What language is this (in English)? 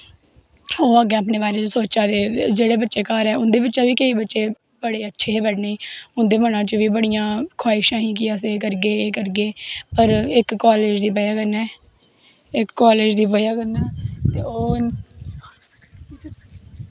Dogri